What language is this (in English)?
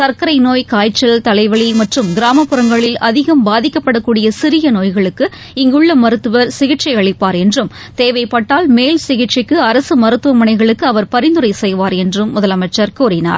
Tamil